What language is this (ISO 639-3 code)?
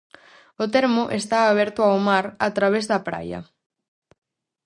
glg